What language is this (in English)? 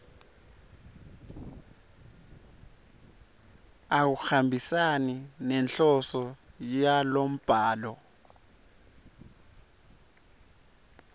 Swati